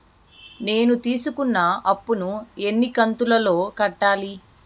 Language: Telugu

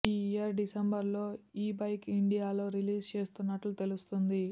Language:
Telugu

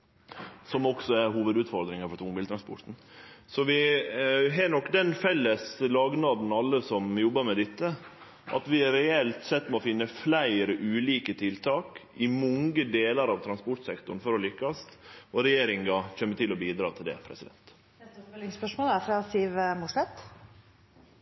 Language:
Norwegian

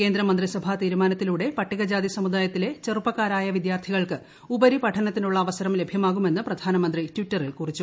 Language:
Malayalam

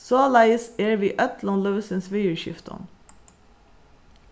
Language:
Faroese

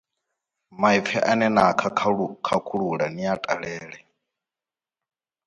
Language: Venda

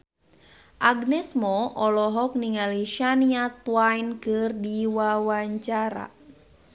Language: Sundanese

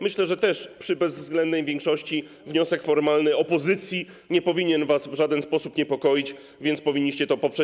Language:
Polish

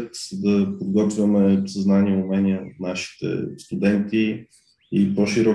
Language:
Bulgarian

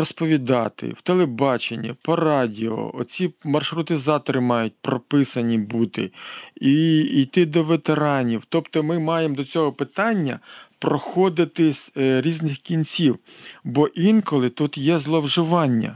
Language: Ukrainian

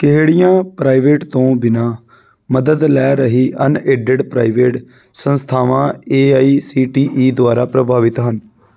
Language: Punjabi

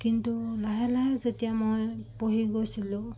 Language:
Assamese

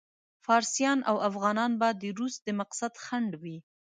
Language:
Pashto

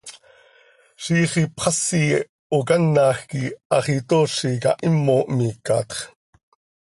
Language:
Seri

